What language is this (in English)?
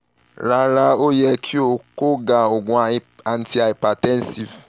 Yoruba